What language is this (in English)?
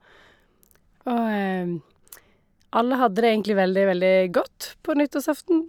Norwegian